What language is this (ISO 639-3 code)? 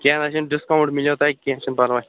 kas